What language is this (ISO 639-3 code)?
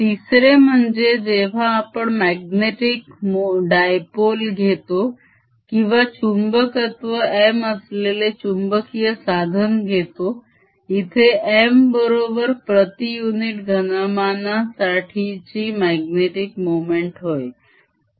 mar